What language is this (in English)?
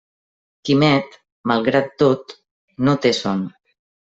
Catalan